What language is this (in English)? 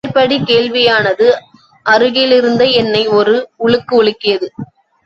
Tamil